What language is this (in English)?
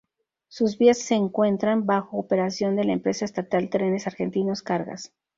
Spanish